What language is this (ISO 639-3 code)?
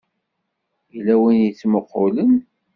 kab